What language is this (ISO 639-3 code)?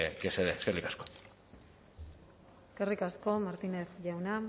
eus